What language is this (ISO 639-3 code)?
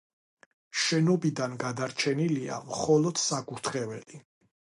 kat